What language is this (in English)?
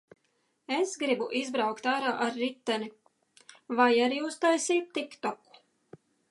Latvian